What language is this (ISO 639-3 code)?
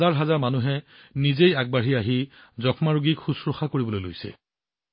asm